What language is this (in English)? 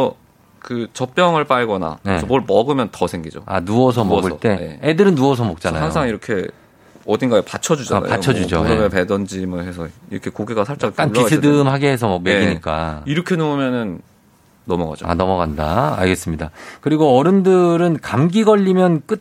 Korean